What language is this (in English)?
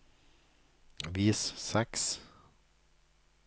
Norwegian